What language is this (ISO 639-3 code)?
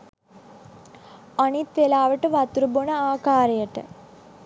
sin